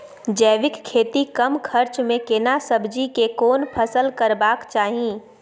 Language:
Maithili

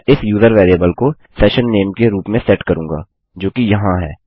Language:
Hindi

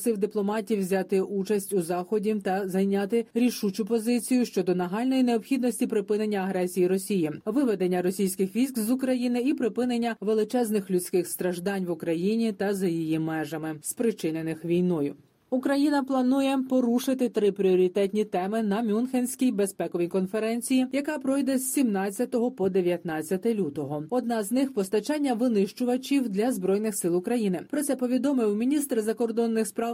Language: Ukrainian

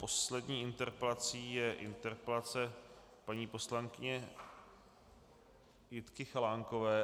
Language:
Czech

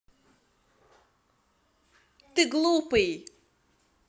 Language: Russian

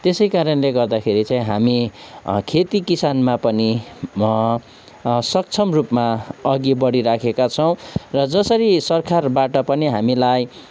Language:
Nepali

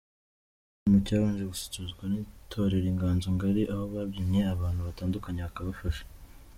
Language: Kinyarwanda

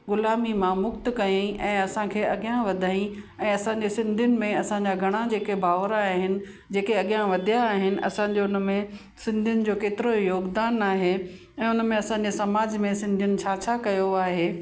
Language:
Sindhi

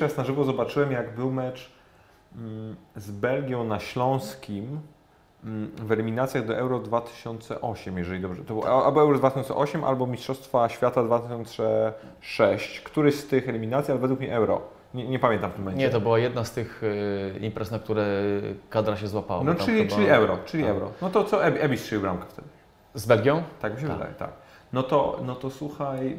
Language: Polish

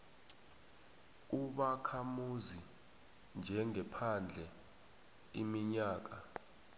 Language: South Ndebele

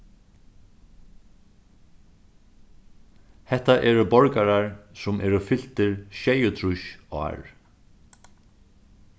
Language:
Faroese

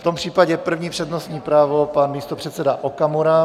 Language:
Czech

